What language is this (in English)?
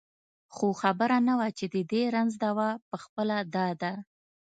Pashto